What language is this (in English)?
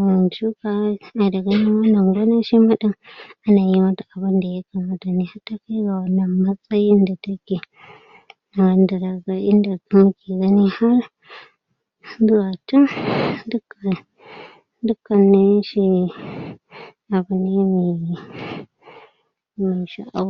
Hausa